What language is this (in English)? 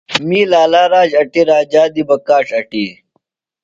Phalura